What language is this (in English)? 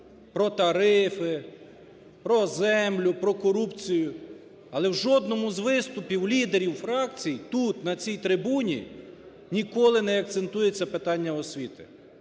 Ukrainian